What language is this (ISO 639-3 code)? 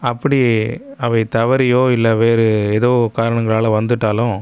tam